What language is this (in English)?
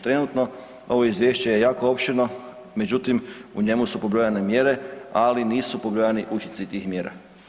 Croatian